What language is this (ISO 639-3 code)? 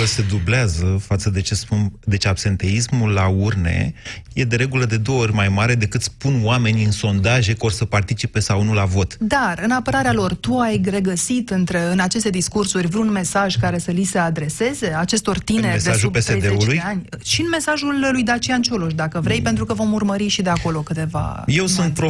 ron